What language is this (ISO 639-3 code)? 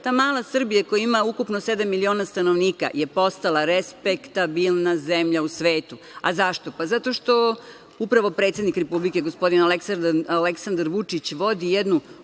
srp